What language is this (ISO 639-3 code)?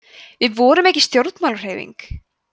isl